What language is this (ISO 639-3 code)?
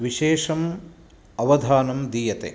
san